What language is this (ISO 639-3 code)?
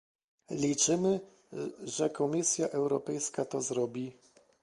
pol